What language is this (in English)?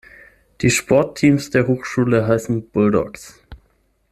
German